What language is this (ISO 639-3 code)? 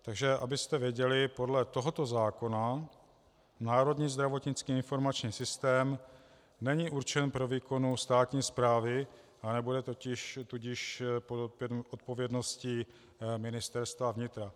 ces